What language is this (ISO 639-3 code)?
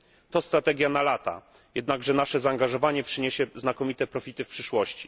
pol